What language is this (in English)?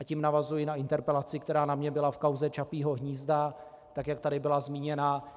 Czech